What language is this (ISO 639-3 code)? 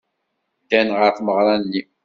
kab